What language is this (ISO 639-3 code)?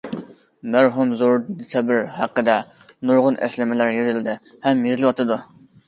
uig